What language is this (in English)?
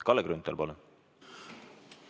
Estonian